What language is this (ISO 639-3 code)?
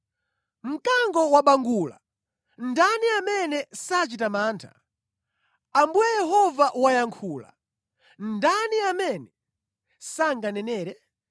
nya